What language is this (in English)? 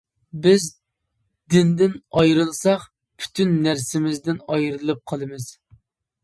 Uyghur